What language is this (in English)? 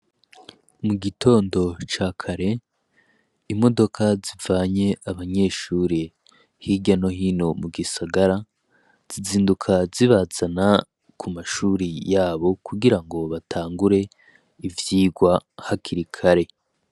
Rundi